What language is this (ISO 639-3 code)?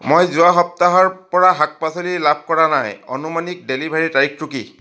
asm